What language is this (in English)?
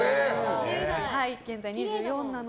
Japanese